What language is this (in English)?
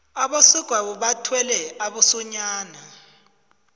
South Ndebele